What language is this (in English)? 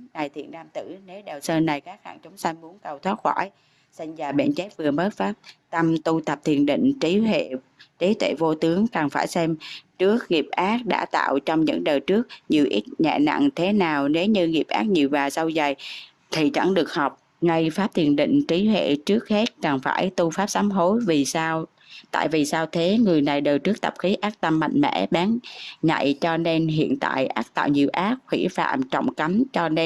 Vietnamese